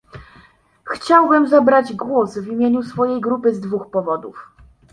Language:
Polish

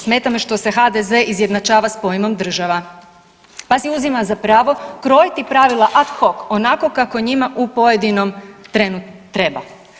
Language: Croatian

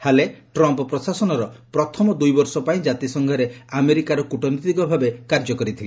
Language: Odia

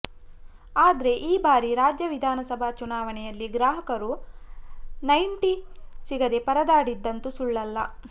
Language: Kannada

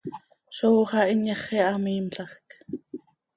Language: Seri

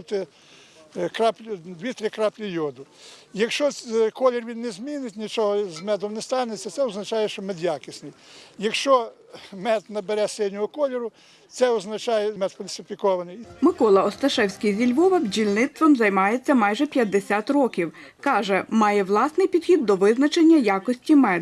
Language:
Ukrainian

